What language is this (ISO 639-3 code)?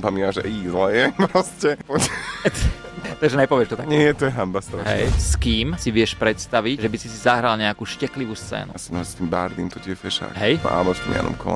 slk